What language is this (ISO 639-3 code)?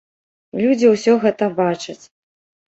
bel